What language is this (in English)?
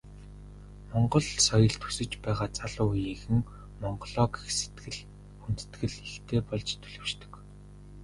Mongolian